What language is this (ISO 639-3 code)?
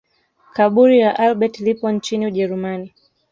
swa